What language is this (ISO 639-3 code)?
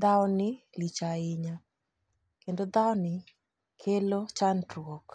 luo